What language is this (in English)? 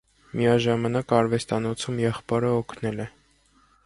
Armenian